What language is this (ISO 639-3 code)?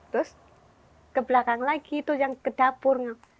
ind